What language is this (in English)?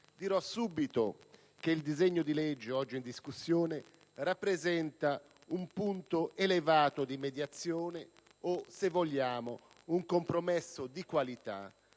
Italian